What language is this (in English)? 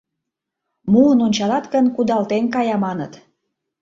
Mari